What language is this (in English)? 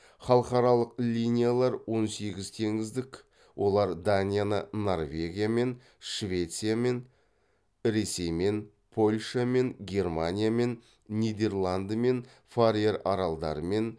Kazakh